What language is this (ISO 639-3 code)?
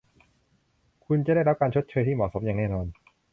tha